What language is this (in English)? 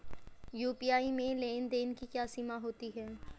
Hindi